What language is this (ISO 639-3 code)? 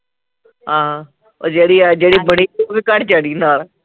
pan